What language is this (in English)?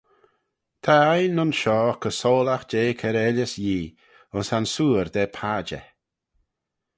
Manx